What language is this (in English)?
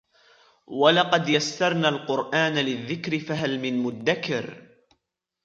Arabic